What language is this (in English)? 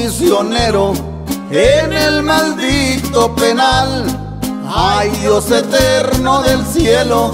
Spanish